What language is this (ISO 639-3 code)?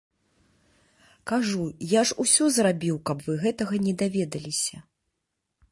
bel